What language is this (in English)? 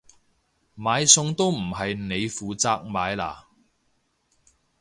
Cantonese